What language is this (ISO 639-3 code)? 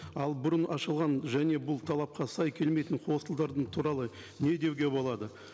kaz